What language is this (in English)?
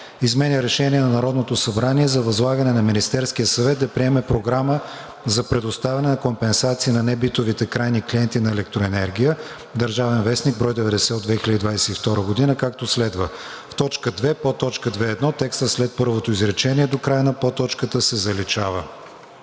Bulgarian